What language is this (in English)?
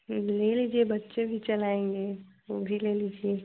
Hindi